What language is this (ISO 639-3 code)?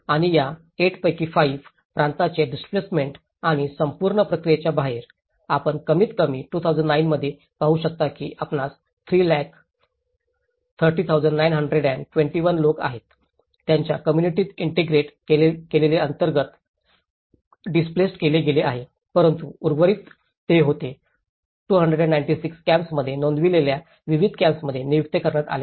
mar